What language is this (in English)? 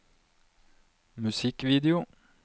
Norwegian